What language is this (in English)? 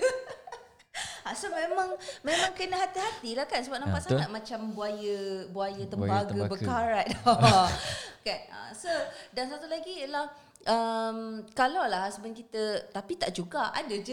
Malay